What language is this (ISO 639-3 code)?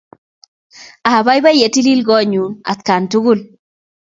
kln